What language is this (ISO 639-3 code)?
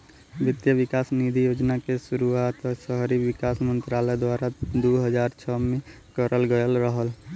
bho